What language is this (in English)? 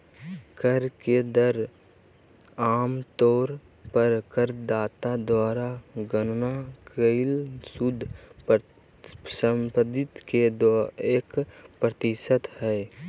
Magahi